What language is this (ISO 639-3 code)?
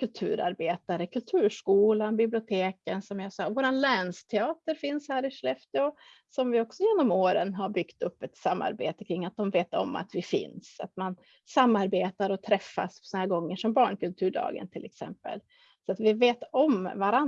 swe